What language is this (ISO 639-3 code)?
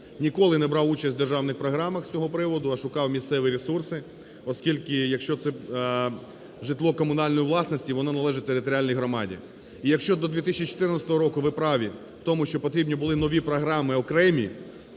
ukr